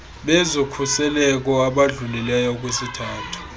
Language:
Xhosa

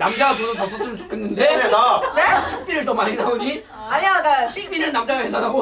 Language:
Korean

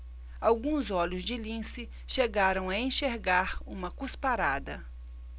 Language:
Portuguese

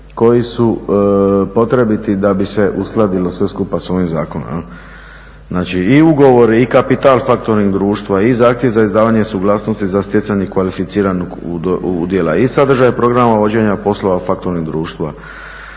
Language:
Croatian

